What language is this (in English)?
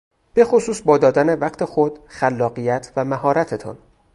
Persian